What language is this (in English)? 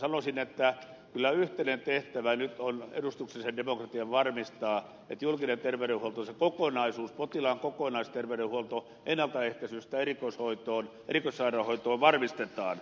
Finnish